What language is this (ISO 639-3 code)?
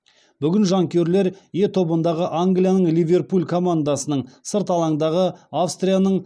kaz